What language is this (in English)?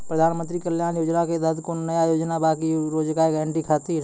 Maithili